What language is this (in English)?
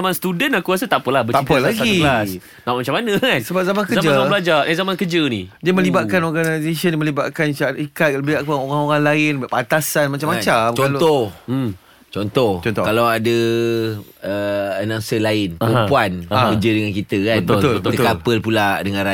Malay